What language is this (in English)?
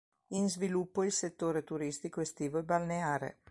Italian